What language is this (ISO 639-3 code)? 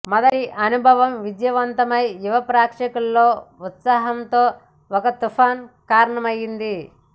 tel